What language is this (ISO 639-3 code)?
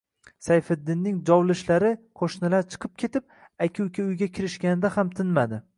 uzb